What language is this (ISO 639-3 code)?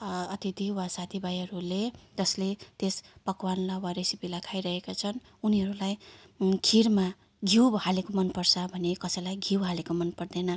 nep